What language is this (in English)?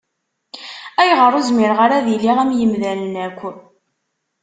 Kabyle